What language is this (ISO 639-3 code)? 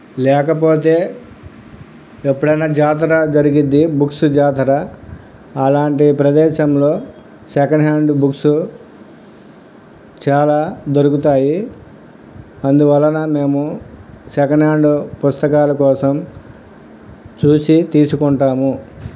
tel